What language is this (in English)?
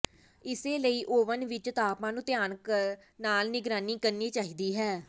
Punjabi